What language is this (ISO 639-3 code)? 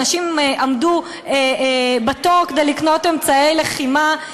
heb